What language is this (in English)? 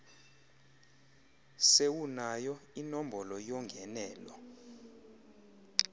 Xhosa